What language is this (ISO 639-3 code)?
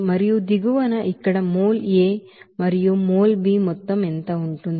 tel